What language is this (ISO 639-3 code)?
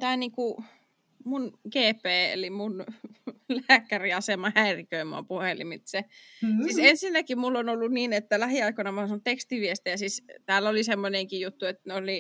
fin